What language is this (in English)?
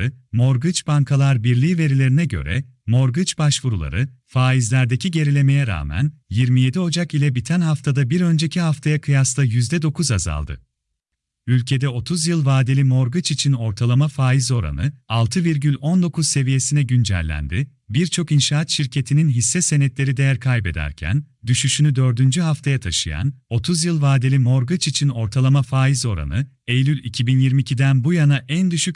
Turkish